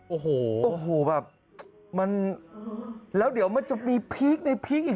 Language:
Thai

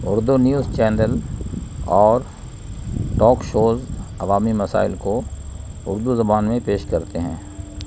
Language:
Urdu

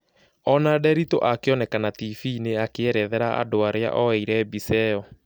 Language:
Kikuyu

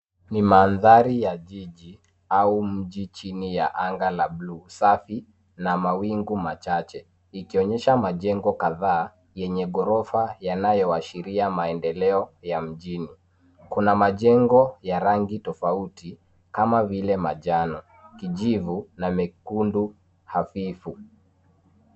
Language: Swahili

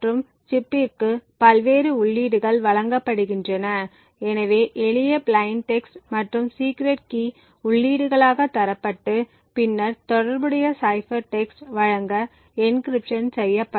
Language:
Tamil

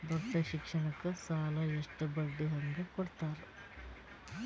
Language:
Kannada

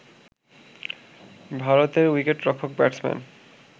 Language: Bangla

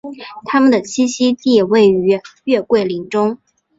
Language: Chinese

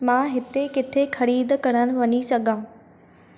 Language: Sindhi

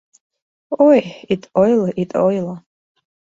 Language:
Mari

